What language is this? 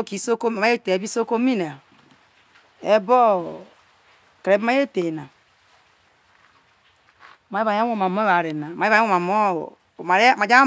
Isoko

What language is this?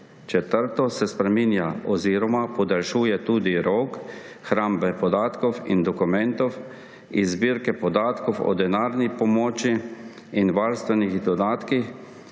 Slovenian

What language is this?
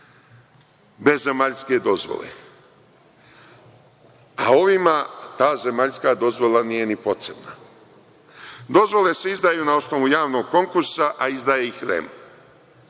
Serbian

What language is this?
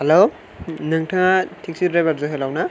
Bodo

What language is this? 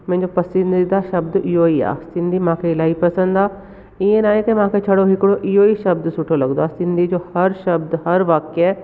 Sindhi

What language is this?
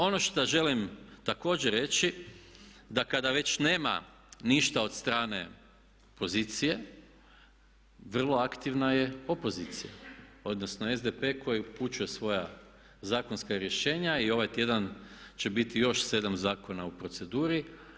Croatian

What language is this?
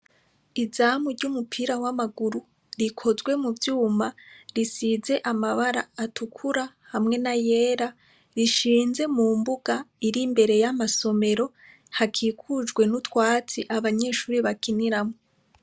Rundi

